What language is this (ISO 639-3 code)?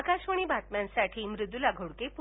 mar